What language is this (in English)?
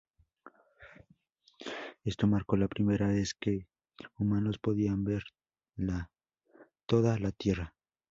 Spanish